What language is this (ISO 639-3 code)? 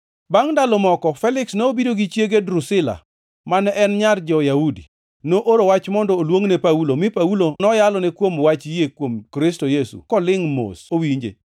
luo